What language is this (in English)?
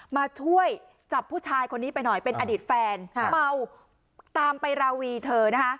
Thai